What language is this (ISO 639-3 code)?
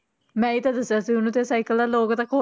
pan